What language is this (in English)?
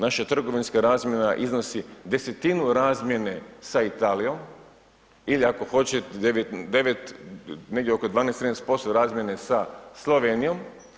Croatian